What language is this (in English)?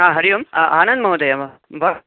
Sanskrit